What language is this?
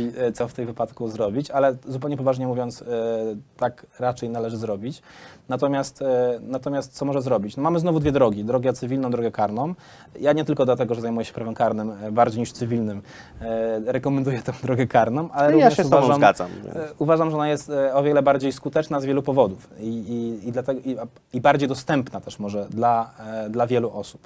Polish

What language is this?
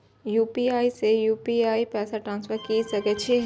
Maithili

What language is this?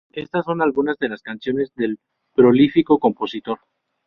Spanish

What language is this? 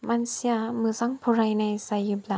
Bodo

